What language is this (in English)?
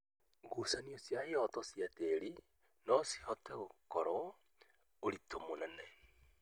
Kikuyu